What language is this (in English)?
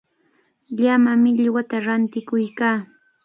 Cajatambo North Lima Quechua